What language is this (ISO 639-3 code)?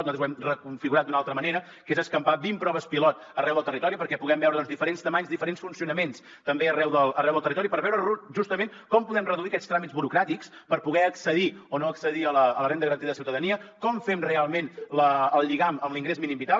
cat